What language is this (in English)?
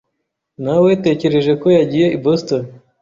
Kinyarwanda